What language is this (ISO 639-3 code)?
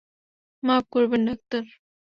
ben